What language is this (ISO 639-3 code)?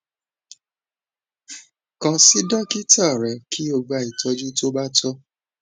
yor